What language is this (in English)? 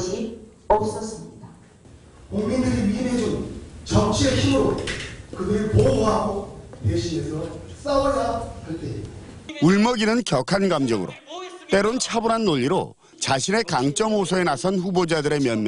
Korean